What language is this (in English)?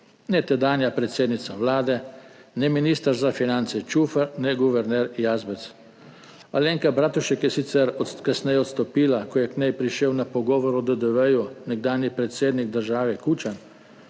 Slovenian